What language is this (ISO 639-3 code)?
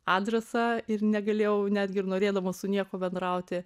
lit